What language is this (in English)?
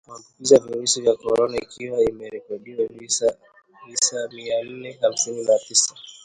Swahili